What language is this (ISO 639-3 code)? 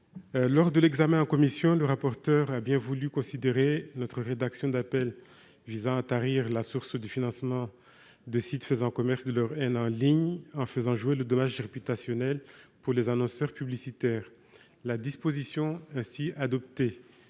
fra